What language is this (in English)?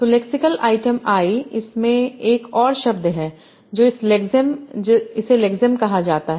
Hindi